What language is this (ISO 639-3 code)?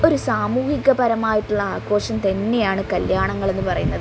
mal